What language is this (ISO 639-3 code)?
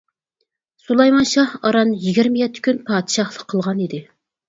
uig